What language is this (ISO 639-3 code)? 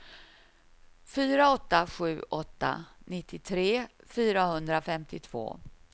swe